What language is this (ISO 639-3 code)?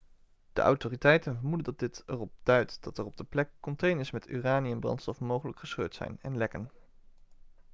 nld